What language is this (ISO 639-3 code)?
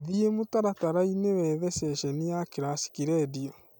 kik